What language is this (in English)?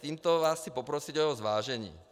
Czech